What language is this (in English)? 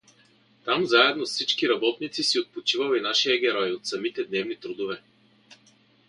Bulgarian